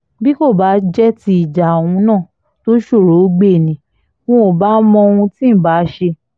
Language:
Yoruba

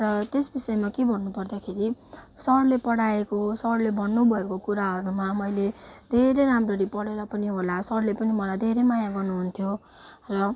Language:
Nepali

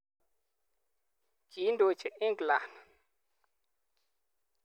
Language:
Kalenjin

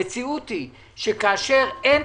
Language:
Hebrew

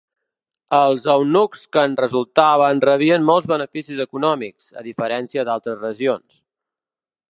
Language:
Catalan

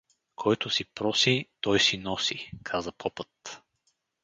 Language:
Bulgarian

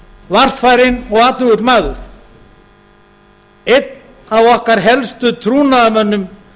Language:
Icelandic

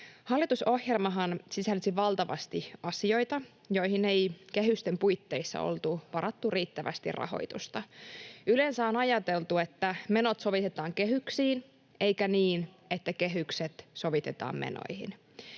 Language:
Finnish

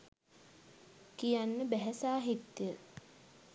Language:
Sinhala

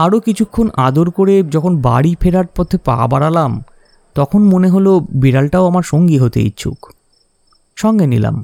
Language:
Bangla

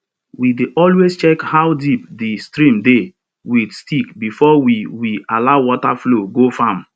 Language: Nigerian Pidgin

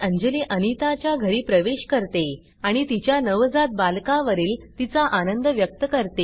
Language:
Marathi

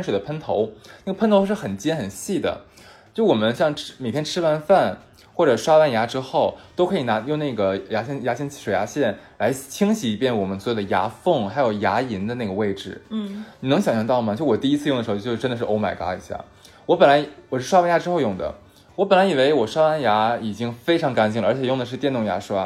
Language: Chinese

